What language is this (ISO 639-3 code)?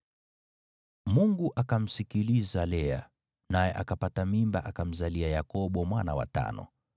swa